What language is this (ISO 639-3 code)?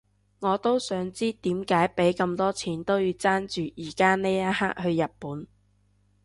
yue